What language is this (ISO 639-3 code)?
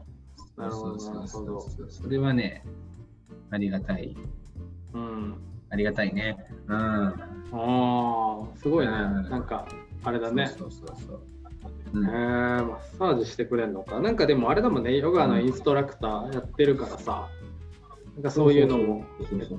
jpn